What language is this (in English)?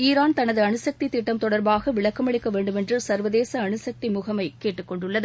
Tamil